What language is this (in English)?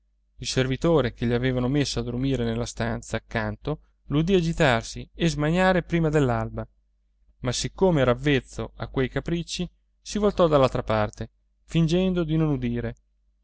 Italian